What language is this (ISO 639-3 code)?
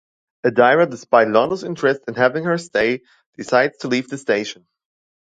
eng